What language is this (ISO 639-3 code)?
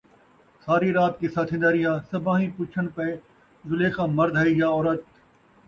skr